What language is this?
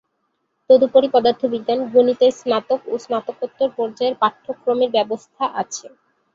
Bangla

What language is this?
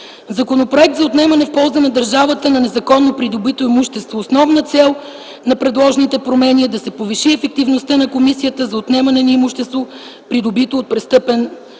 Bulgarian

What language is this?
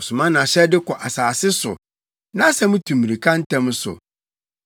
Akan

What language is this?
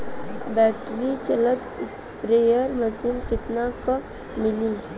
Bhojpuri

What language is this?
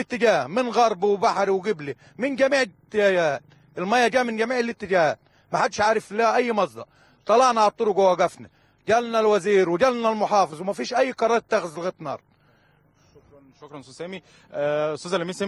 Arabic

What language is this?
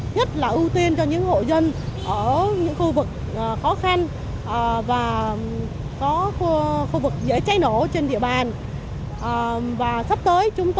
Vietnamese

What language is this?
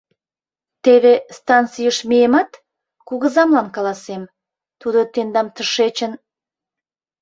Mari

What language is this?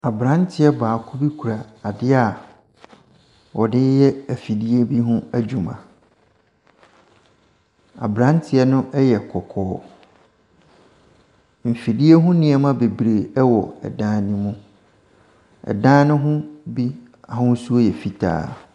Akan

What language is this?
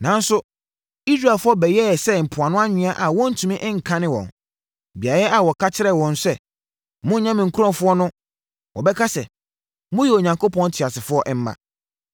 Akan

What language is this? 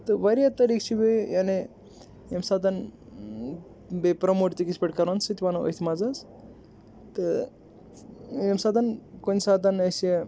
Kashmiri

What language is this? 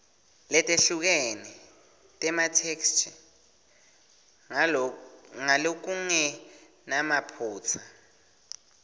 Swati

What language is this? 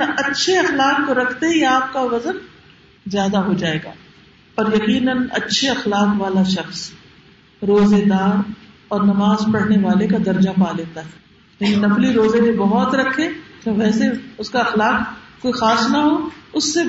Urdu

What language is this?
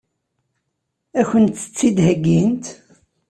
Kabyle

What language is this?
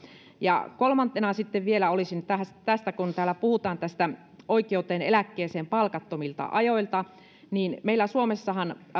Finnish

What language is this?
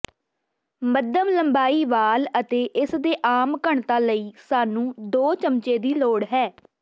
Punjabi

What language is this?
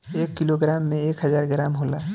Bhojpuri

